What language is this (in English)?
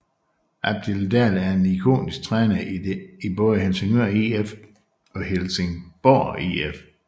Danish